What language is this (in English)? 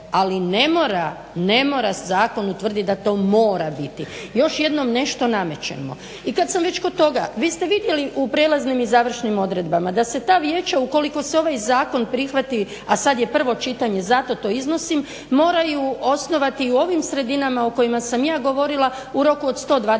Croatian